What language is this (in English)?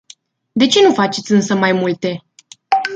Romanian